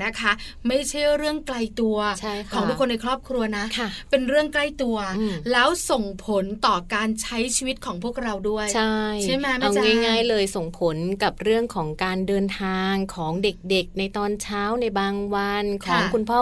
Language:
Thai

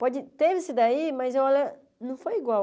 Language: Portuguese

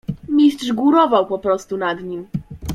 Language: Polish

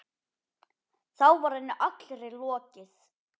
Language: Icelandic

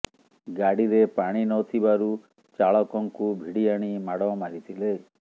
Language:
Odia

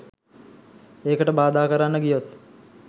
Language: Sinhala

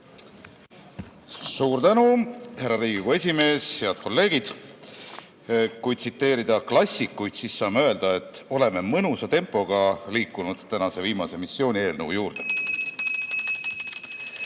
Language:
Estonian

